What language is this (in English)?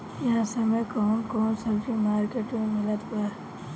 Bhojpuri